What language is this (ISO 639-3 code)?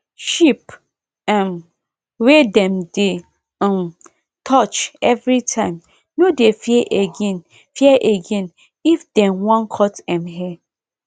pcm